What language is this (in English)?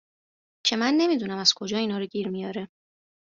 Persian